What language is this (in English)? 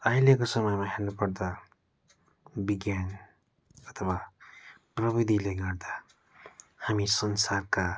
Nepali